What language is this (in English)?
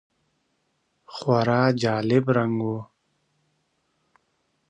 Pashto